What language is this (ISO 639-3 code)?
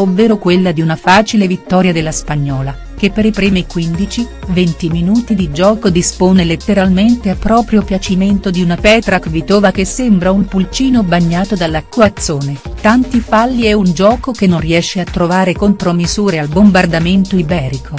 ita